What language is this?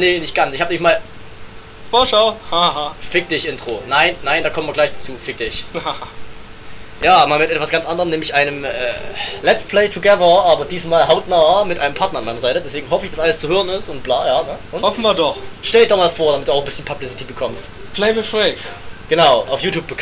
German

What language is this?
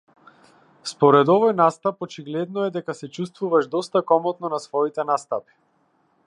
Macedonian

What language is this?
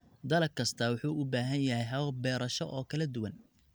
Somali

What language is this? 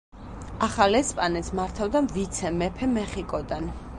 Georgian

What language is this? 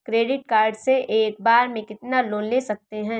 Hindi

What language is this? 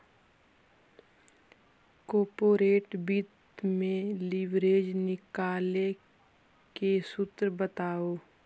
Magahi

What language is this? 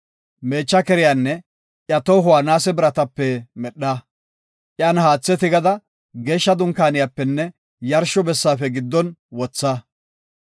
Gofa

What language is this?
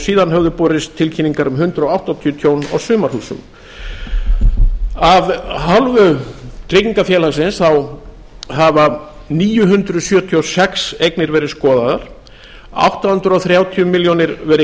Icelandic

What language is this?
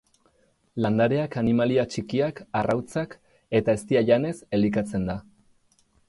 Basque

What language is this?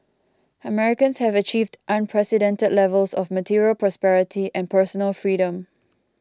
English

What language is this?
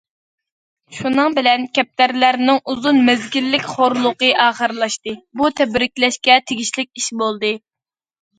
Uyghur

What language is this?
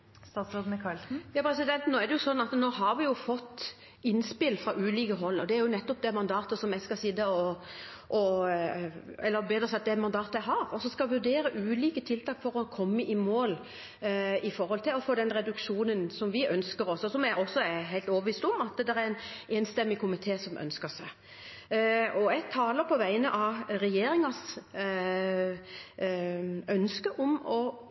Norwegian Bokmål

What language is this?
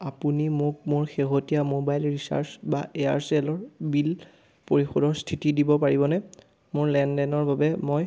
Assamese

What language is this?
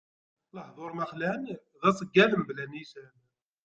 Kabyle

